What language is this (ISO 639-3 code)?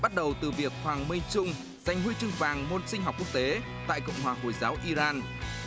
vie